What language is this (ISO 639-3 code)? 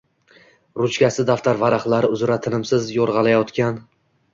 uzb